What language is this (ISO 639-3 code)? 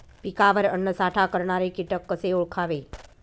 mar